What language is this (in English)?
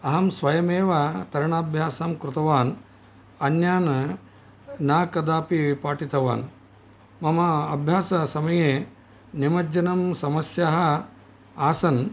Sanskrit